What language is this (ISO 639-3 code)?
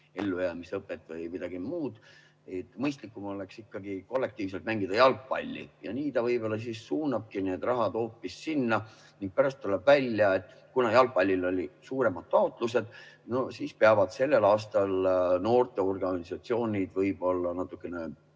est